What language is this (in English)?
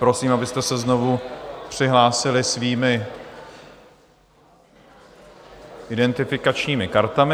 Czech